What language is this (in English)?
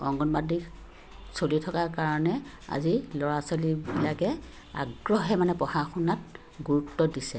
Assamese